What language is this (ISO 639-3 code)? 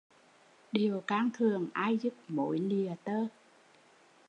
vie